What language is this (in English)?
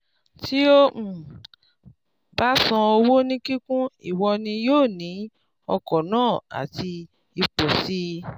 Yoruba